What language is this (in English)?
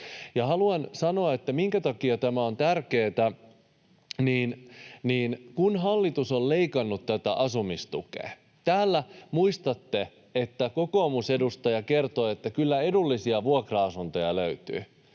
Finnish